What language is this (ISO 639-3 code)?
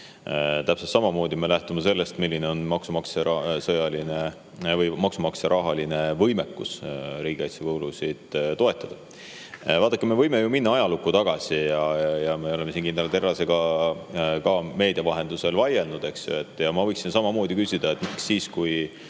est